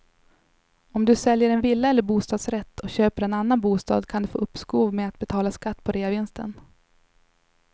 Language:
Swedish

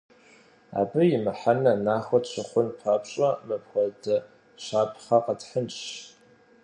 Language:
Kabardian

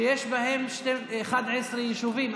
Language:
Hebrew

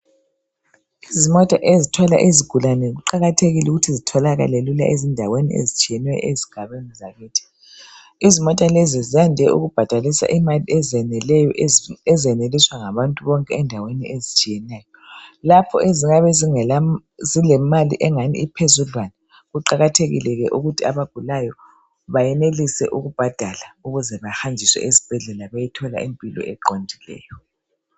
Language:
North Ndebele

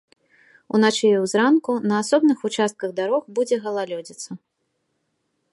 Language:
Belarusian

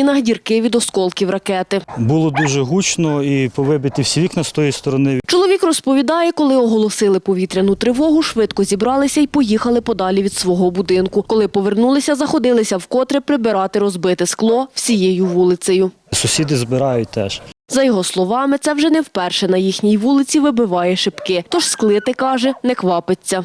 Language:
Ukrainian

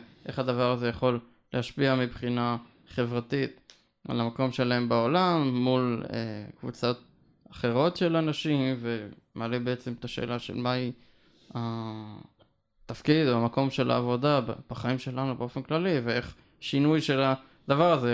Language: Hebrew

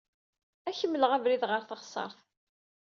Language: Kabyle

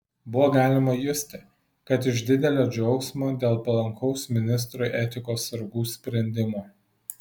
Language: Lithuanian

